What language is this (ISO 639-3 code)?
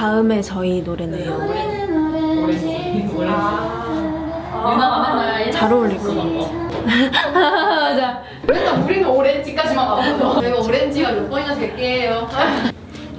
kor